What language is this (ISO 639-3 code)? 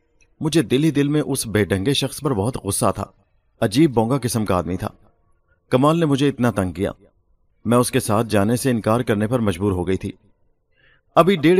urd